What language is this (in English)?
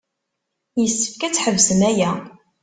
Kabyle